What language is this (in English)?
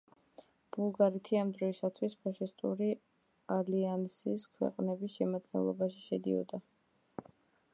Georgian